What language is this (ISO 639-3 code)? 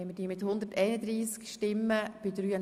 gsw